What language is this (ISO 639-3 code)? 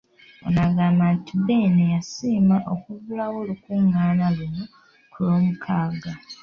lug